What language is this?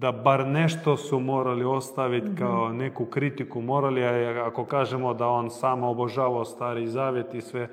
Croatian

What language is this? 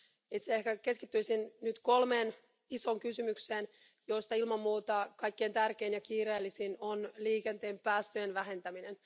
Finnish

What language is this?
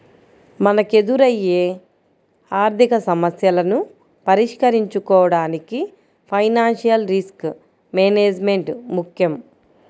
Telugu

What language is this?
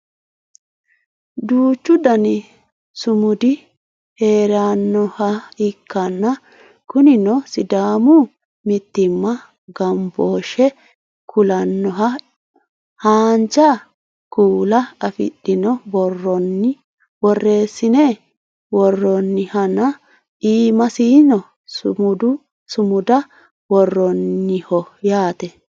Sidamo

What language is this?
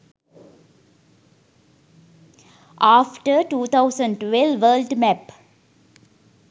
Sinhala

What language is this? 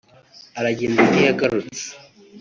Kinyarwanda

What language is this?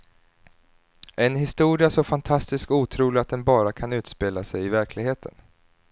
Swedish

